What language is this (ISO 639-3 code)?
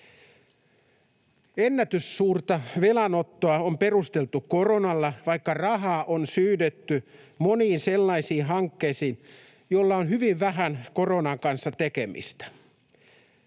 fin